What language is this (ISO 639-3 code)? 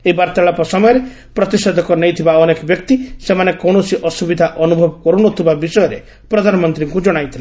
ori